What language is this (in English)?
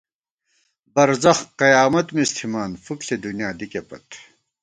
Gawar-Bati